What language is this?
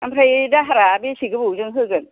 Bodo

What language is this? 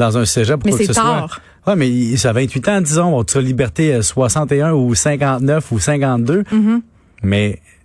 French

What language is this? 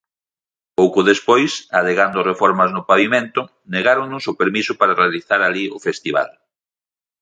Galician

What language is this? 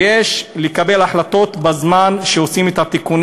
Hebrew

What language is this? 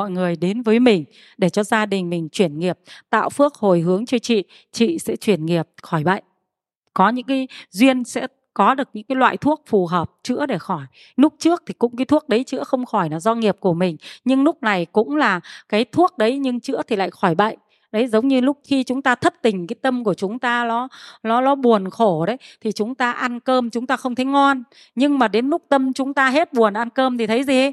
Vietnamese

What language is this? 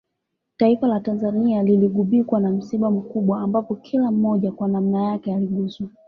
Swahili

